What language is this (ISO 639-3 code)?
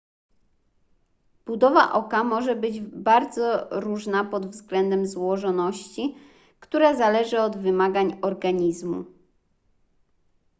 pol